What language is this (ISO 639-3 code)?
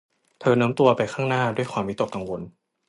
tha